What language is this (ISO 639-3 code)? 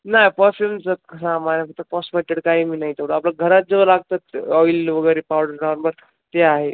mar